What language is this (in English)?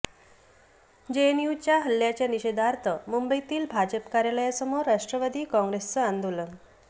Marathi